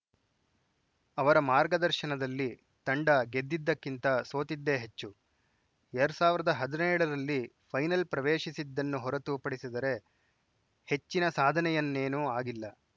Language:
Kannada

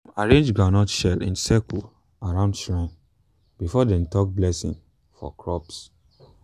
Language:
Nigerian Pidgin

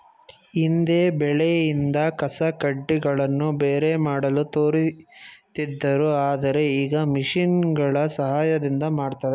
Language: Kannada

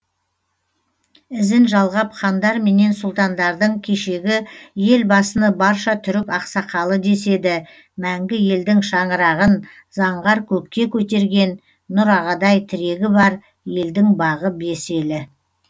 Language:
Kazakh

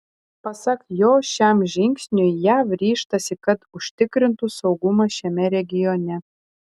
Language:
Lithuanian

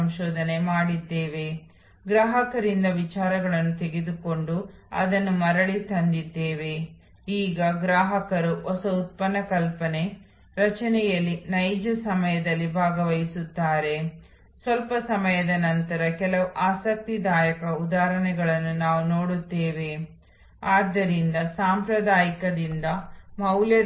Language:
Kannada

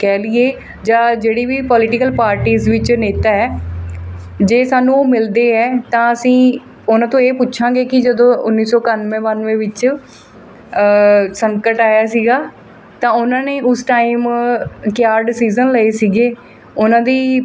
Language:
Punjabi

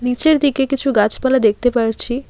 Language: Bangla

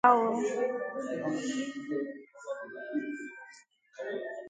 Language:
Igbo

